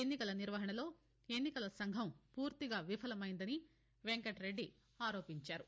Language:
Telugu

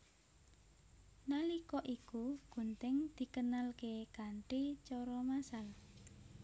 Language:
Javanese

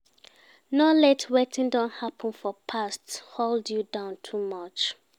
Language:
Nigerian Pidgin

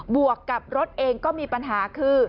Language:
Thai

